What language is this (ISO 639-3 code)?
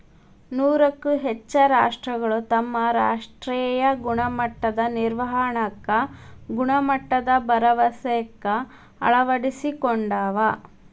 kan